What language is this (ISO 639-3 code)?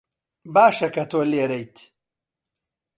ckb